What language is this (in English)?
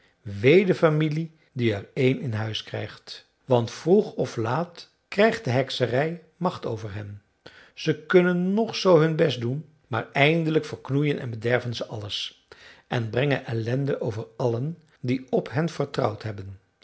Dutch